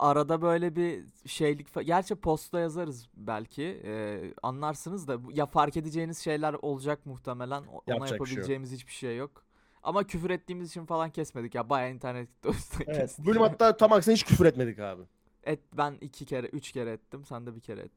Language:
Turkish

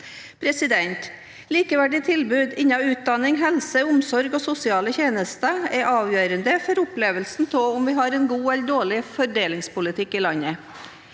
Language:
Norwegian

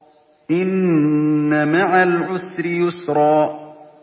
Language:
Arabic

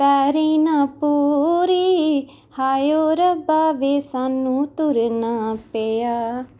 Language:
Punjabi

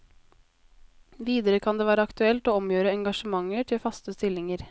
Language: Norwegian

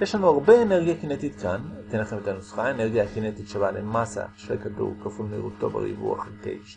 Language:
Hebrew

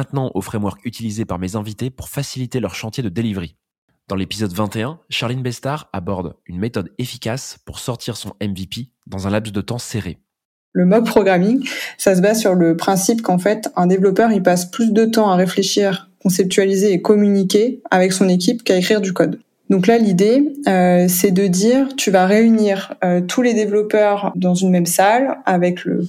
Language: French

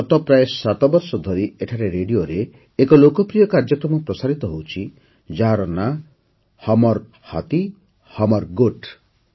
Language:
Odia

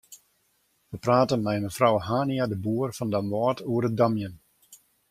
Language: Western Frisian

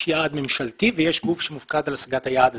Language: Hebrew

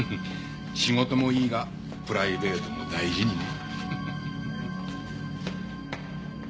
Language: Japanese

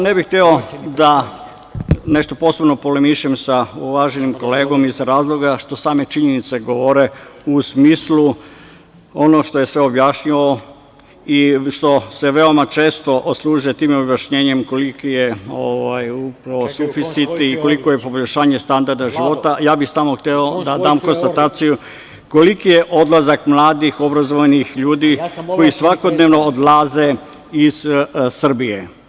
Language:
Serbian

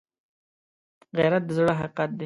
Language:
Pashto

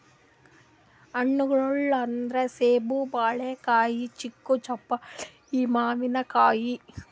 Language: Kannada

